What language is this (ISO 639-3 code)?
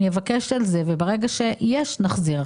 heb